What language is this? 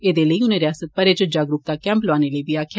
Dogri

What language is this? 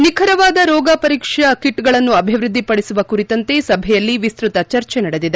Kannada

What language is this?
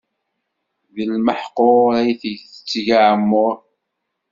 Kabyle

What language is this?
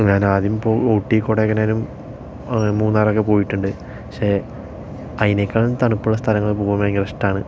Malayalam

